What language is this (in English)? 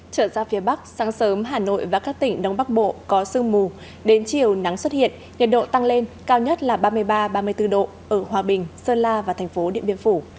Vietnamese